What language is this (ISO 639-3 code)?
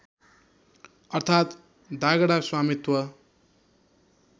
nep